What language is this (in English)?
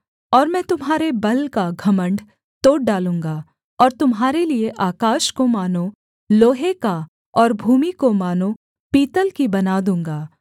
Hindi